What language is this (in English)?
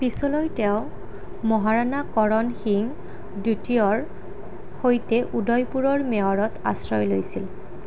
Assamese